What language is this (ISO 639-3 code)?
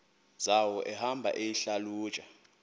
xho